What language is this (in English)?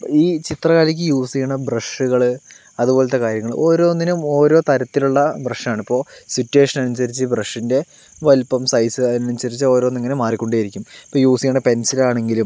Malayalam